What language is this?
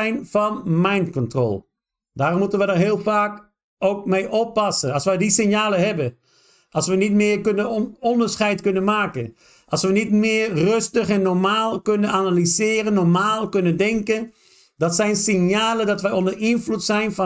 Dutch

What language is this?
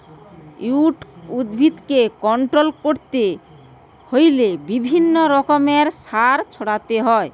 Bangla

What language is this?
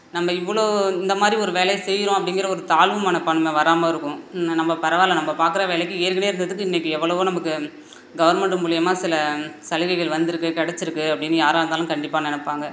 Tamil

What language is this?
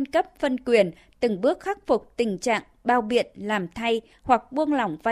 Vietnamese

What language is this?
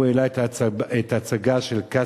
Hebrew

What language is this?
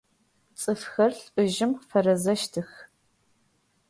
Adyghe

